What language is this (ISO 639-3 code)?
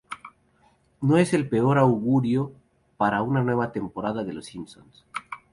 spa